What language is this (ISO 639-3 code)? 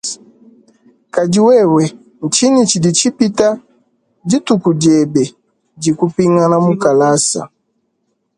lua